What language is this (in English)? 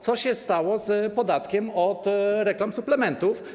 Polish